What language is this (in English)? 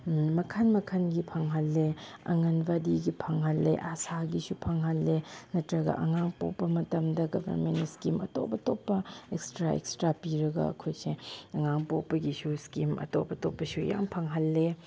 Manipuri